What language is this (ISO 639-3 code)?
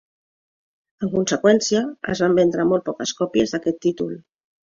cat